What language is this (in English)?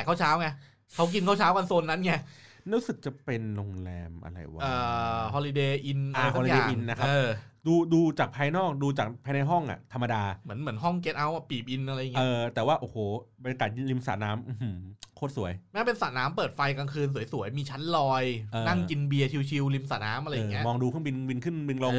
Thai